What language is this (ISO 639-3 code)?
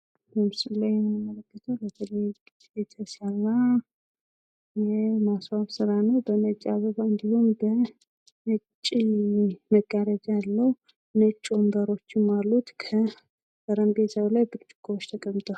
amh